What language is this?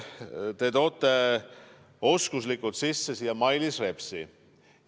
Estonian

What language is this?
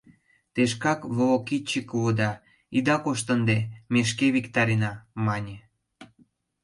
Mari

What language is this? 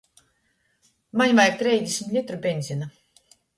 Latgalian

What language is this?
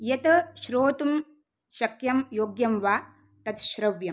Sanskrit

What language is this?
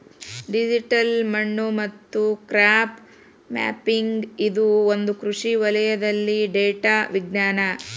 Kannada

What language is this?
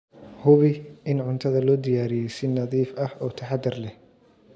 Somali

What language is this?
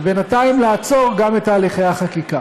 Hebrew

